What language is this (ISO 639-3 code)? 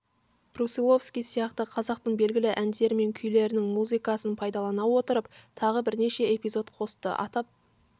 kaz